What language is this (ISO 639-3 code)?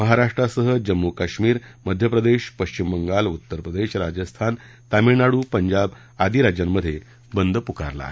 mar